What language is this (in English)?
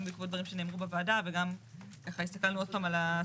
Hebrew